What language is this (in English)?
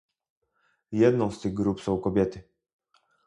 Polish